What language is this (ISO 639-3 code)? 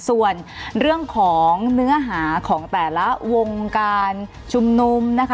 tha